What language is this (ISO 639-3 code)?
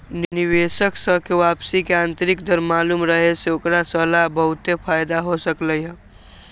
mag